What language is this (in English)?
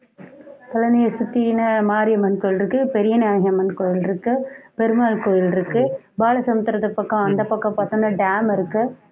Tamil